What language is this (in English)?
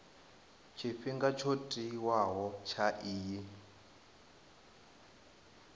Venda